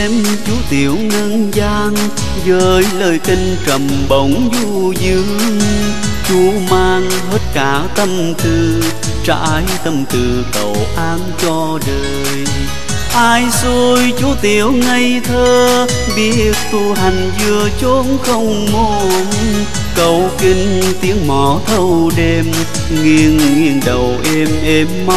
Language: Vietnamese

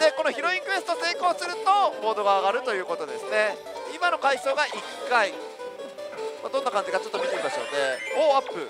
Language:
Japanese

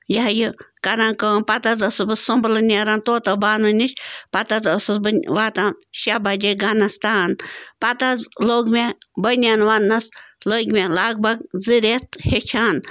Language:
Kashmiri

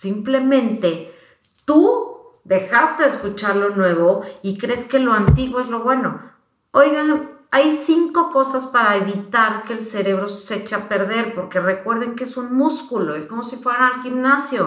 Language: Spanish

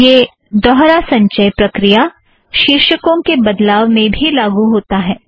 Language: Hindi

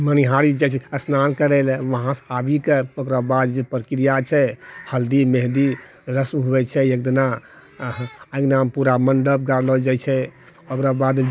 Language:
Maithili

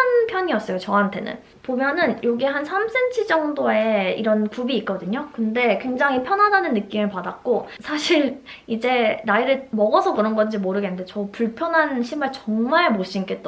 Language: Korean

